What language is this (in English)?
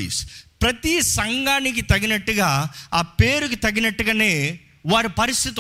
Telugu